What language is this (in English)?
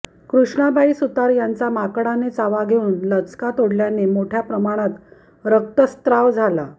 Marathi